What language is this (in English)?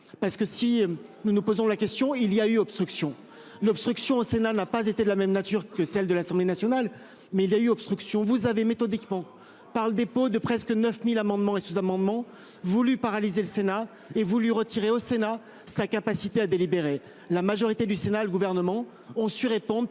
French